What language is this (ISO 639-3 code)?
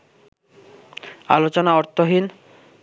ben